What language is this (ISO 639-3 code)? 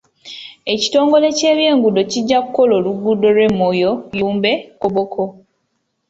lug